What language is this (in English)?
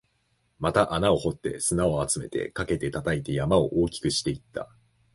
Japanese